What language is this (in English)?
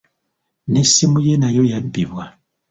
Ganda